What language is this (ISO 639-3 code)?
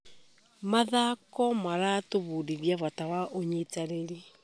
kik